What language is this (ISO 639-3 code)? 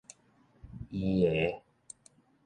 nan